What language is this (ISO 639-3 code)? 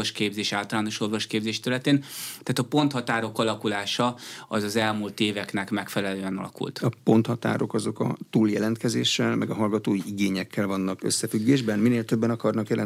hun